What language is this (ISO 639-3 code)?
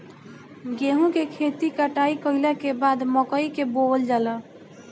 bho